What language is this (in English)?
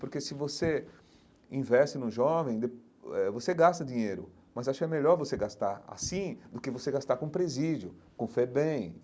Portuguese